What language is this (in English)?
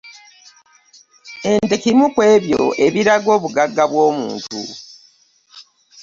Ganda